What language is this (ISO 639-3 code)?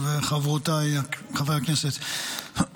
heb